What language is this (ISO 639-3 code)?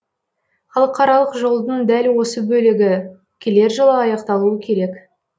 kaz